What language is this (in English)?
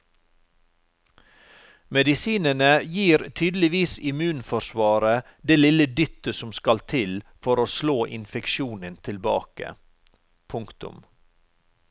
Norwegian